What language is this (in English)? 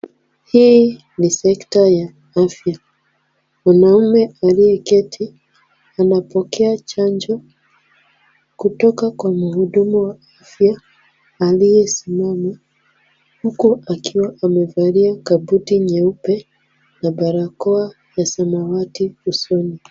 Swahili